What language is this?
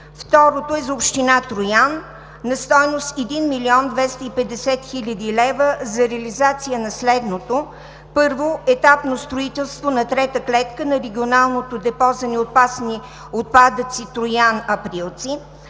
Bulgarian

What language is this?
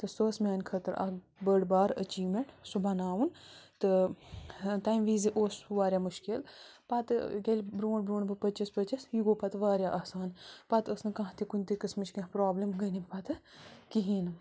Kashmiri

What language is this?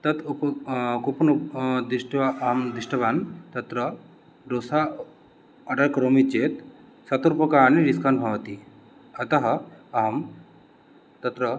Sanskrit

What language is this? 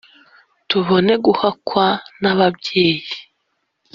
Kinyarwanda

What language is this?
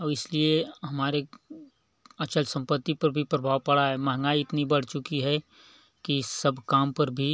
Hindi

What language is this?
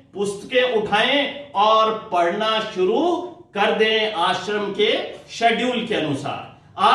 Hindi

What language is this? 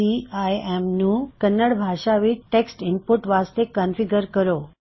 Punjabi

